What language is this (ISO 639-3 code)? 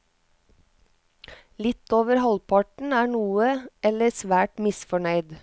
nor